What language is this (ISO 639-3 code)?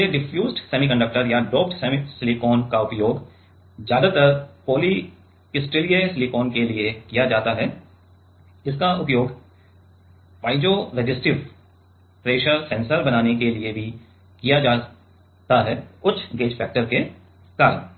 hin